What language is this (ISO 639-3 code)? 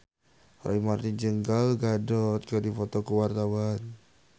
sun